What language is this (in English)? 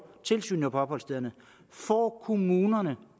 Danish